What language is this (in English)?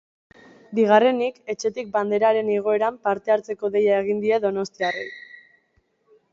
Basque